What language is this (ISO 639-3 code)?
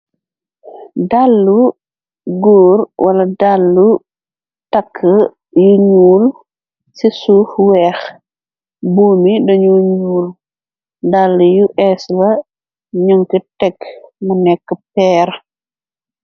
wol